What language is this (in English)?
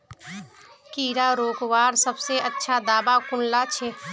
Magahi